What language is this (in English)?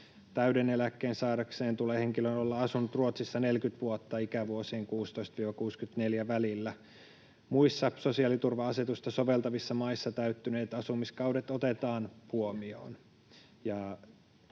Finnish